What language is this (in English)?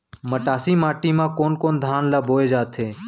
Chhattisgarhi